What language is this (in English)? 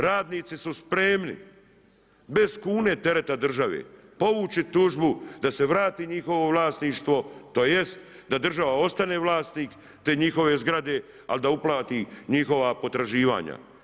Croatian